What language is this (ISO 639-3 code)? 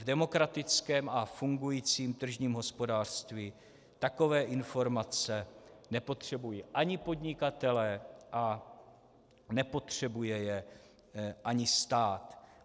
ces